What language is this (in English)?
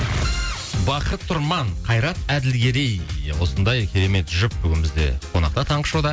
Kazakh